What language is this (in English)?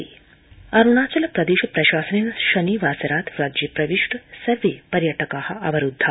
Sanskrit